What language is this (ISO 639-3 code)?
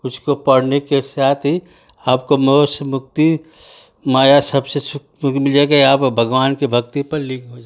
hin